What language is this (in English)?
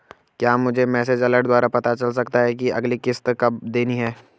Hindi